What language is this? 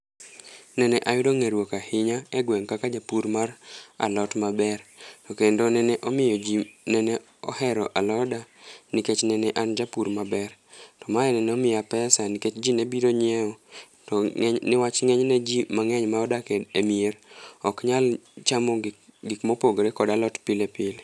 Luo (Kenya and Tanzania)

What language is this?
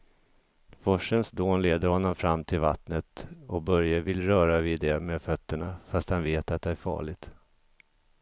Swedish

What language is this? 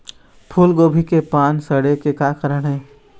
Chhattisgarhi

